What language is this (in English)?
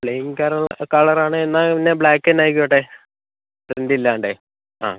Malayalam